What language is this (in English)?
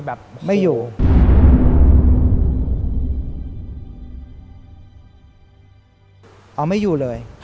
Thai